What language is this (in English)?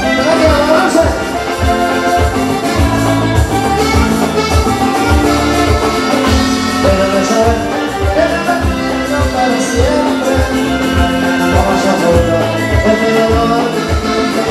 Greek